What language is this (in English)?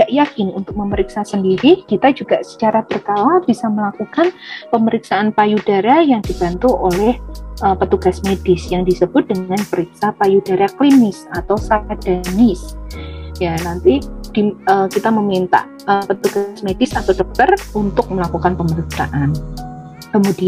Indonesian